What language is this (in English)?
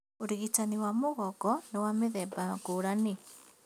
Kikuyu